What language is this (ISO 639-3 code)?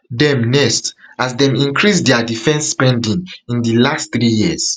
pcm